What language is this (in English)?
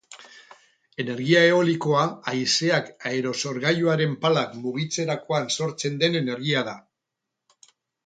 Basque